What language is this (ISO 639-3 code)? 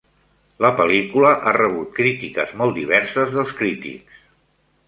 cat